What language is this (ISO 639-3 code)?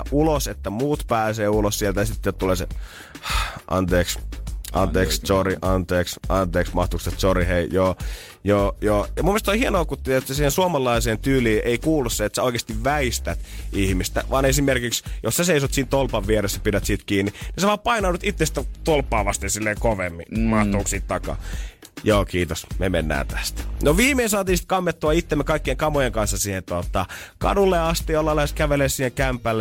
fin